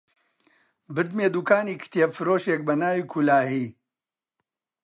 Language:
Central Kurdish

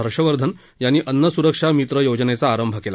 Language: Marathi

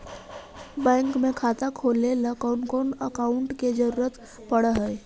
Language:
Magahi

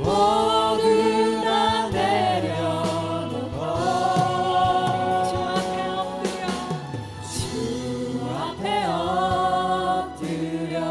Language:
Korean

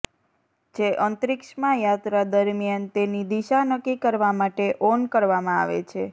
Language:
Gujarati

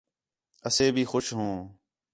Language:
Khetrani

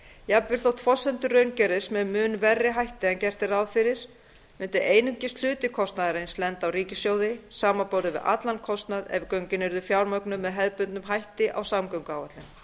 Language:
Icelandic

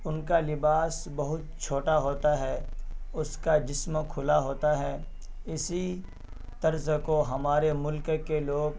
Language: Urdu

